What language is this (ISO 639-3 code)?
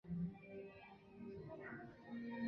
zho